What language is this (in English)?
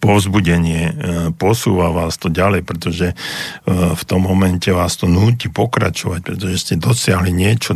Slovak